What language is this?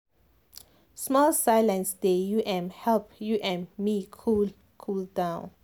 Nigerian Pidgin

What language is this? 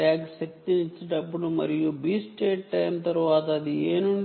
Telugu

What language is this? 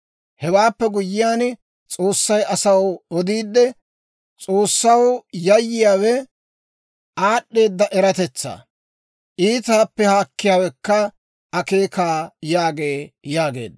Dawro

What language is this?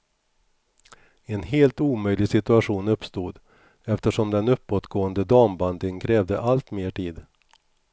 Swedish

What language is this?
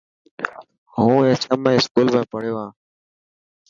Dhatki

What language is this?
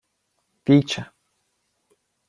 Ukrainian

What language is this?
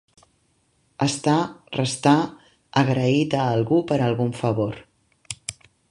Catalan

